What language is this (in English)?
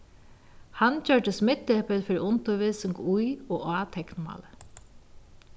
Faroese